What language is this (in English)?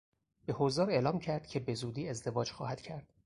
Persian